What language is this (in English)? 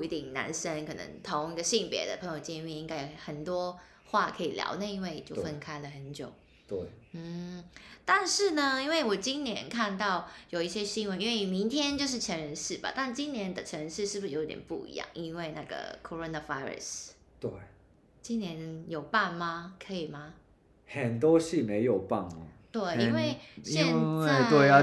Chinese